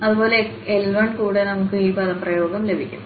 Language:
Malayalam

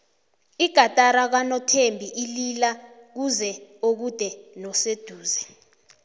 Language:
South Ndebele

